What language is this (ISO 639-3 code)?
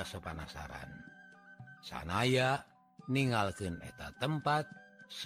ind